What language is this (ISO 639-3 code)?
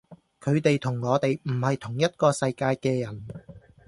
yue